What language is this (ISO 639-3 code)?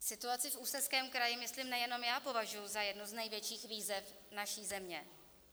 ces